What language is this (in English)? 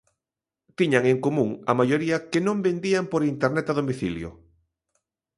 Galician